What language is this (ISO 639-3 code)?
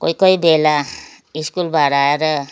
nep